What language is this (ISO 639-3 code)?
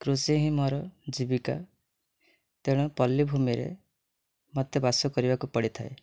ori